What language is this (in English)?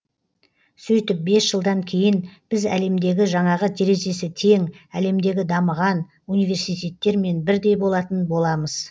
Kazakh